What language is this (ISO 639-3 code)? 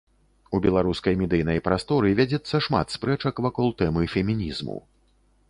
bel